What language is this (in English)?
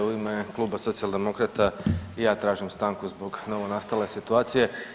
Croatian